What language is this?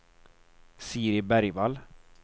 Swedish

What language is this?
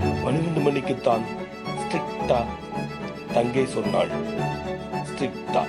Tamil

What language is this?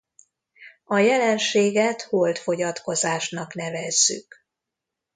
Hungarian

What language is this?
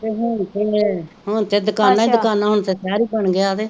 Punjabi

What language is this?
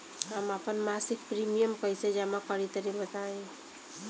Bhojpuri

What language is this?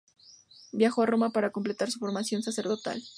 Spanish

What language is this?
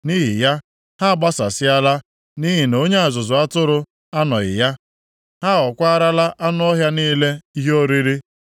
Igbo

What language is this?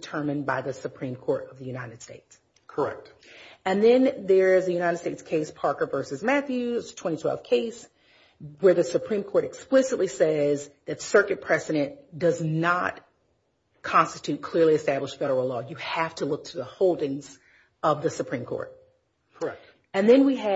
English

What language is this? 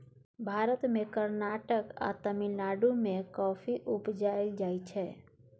Maithili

